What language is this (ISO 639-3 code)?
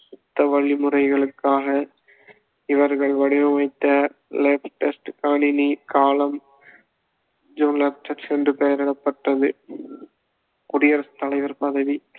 tam